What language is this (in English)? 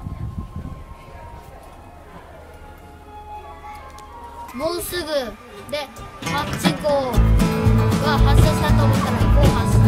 Japanese